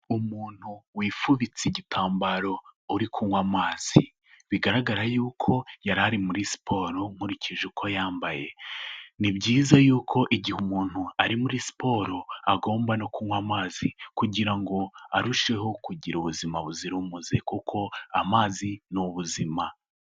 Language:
Kinyarwanda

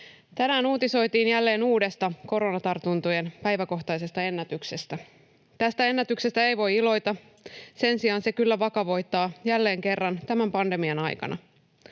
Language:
Finnish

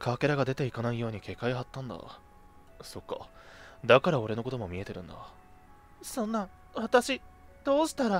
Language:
Japanese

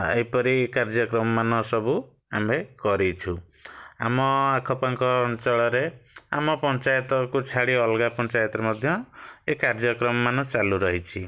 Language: Odia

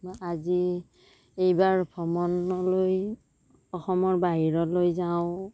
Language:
Assamese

